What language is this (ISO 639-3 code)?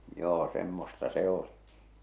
fin